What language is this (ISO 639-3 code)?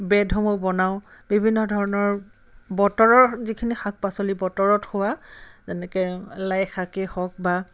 asm